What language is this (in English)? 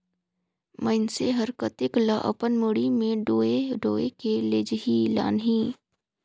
Chhattisgarhi